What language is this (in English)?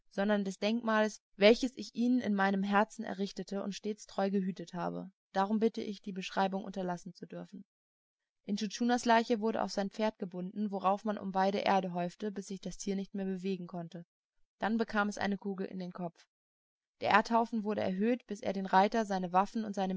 German